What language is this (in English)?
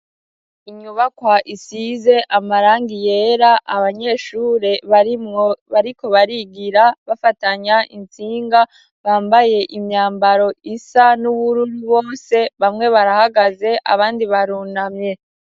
Rundi